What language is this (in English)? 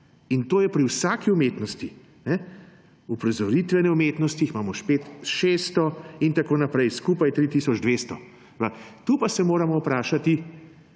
Slovenian